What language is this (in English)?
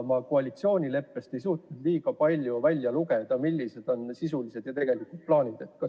Estonian